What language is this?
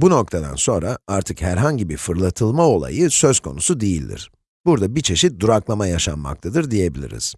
Turkish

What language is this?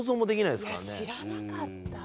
Japanese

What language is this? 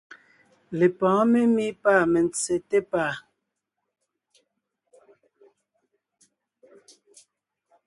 Ngiemboon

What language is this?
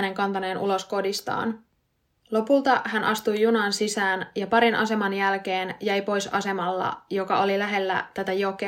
Finnish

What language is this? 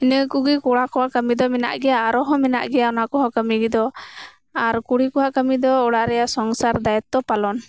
Santali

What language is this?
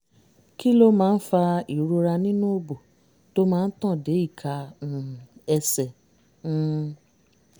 Yoruba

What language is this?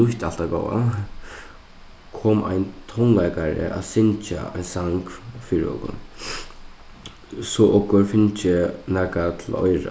Faroese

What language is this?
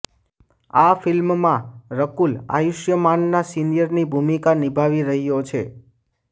Gujarati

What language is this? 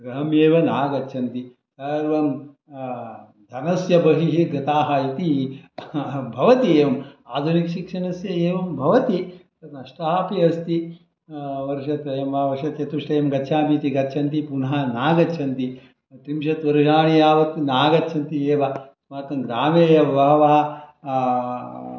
Sanskrit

